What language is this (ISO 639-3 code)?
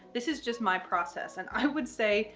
eng